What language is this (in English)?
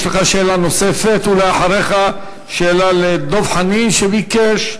Hebrew